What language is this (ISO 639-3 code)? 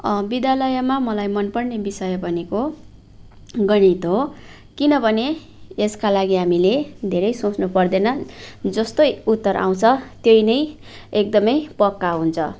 nep